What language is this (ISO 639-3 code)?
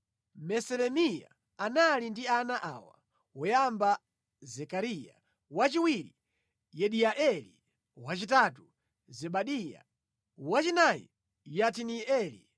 nya